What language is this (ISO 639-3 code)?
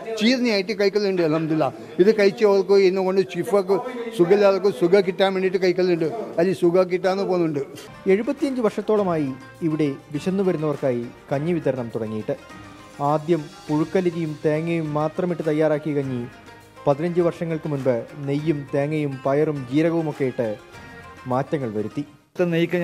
mal